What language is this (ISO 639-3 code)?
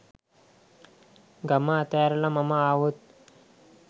sin